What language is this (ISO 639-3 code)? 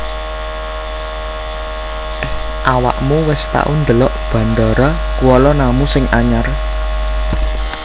jav